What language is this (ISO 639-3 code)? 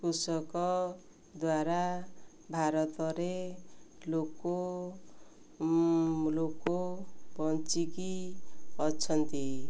ori